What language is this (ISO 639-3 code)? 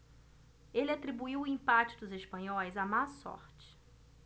por